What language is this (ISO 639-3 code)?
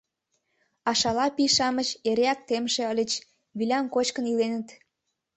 chm